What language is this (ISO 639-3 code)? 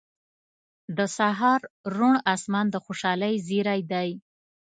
pus